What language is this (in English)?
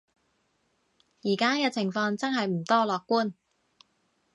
Cantonese